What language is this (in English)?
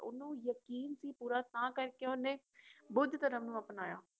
Punjabi